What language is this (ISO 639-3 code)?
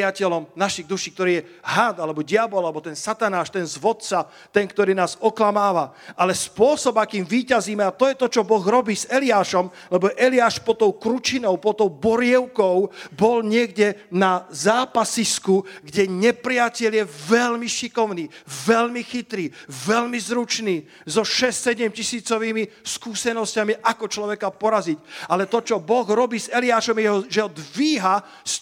slk